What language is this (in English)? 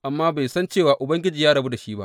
Hausa